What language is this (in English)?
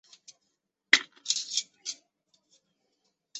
Chinese